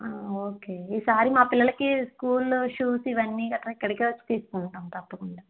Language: Telugu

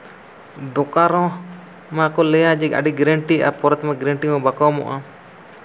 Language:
Santali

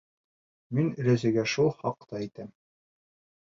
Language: Bashkir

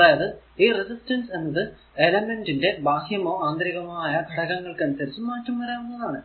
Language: Malayalam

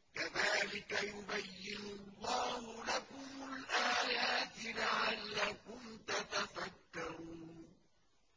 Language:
Arabic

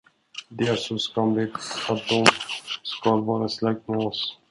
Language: Swedish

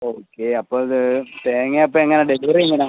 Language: Malayalam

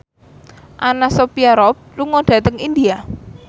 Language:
Javanese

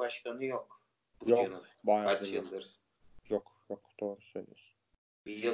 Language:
Turkish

